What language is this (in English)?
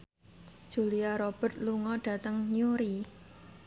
Javanese